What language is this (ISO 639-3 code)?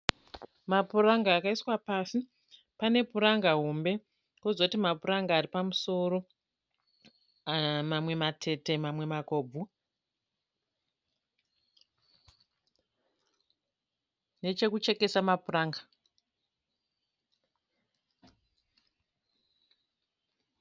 sna